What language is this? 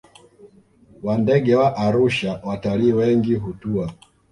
Swahili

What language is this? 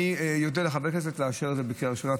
Hebrew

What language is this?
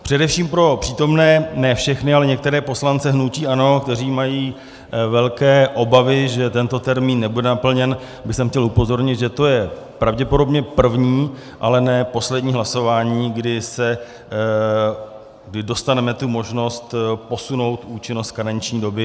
Czech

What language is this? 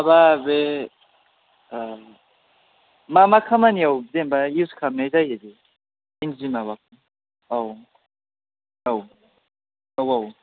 Bodo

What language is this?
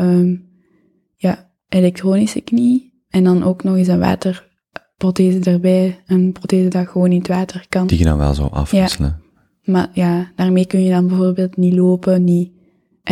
Dutch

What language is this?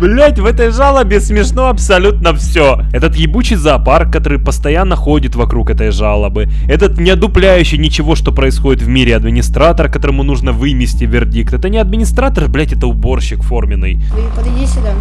Russian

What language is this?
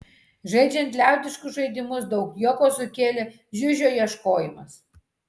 Lithuanian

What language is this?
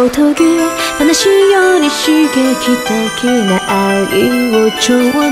Indonesian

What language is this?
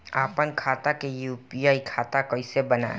Bhojpuri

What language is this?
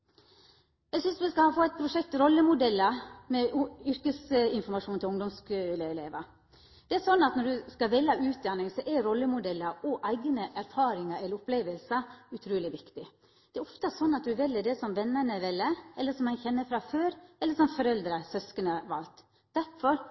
Norwegian Nynorsk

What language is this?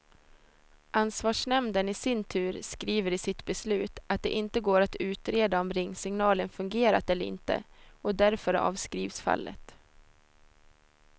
Swedish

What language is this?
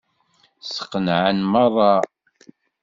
Kabyle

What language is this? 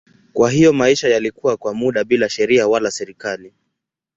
Swahili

